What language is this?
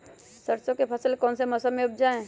Magahi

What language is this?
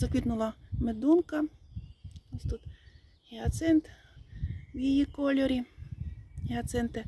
Ukrainian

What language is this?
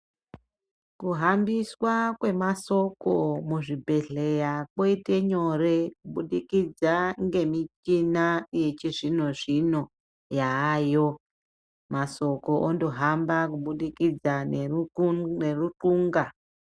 Ndau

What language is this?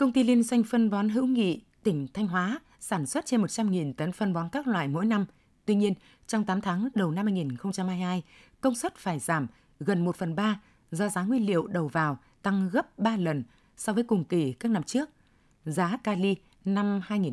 Vietnamese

